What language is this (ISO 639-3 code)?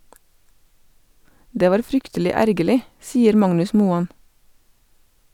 nor